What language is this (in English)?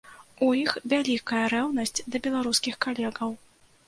Belarusian